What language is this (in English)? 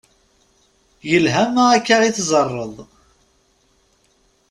Kabyle